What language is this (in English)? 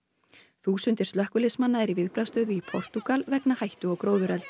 Icelandic